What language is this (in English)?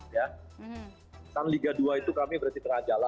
Indonesian